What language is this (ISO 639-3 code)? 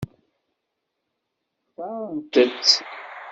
kab